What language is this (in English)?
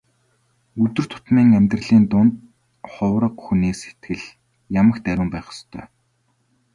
Mongolian